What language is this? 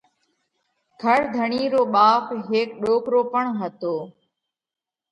Parkari Koli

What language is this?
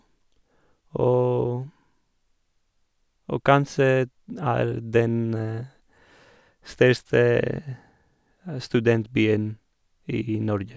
Norwegian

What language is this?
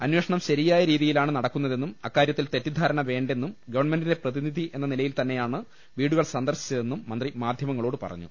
Malayalam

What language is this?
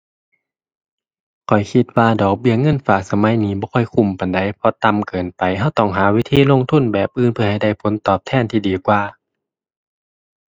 Thai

